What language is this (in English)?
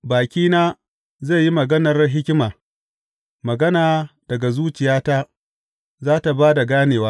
Hausa